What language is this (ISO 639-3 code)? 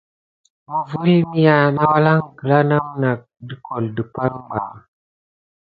gid